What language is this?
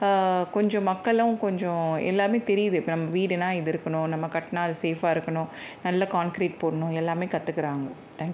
Tamil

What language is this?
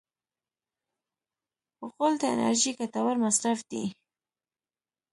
Pashto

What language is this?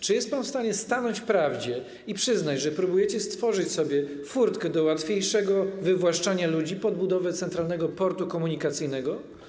Polish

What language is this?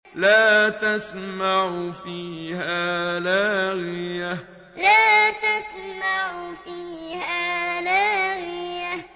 Arabic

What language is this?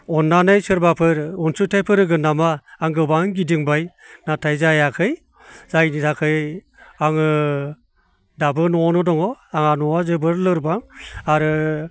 Bodo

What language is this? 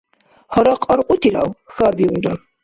Dargwa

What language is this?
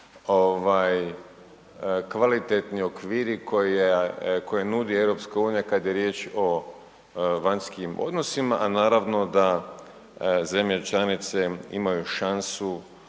Croatian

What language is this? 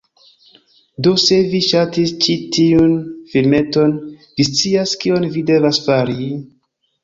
Esperanto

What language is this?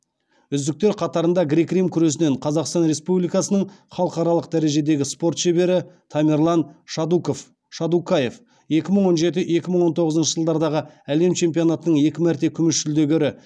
Kazakh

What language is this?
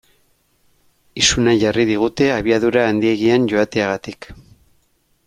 Basque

